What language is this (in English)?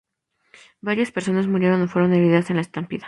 Spanish